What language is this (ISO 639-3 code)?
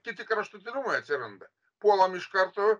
lit